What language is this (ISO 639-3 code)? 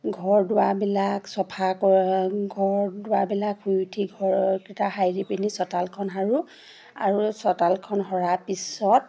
asm